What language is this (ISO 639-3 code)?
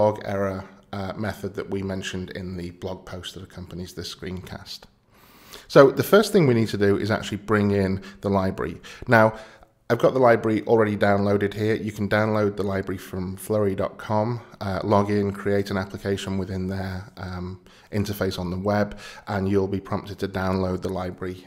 eng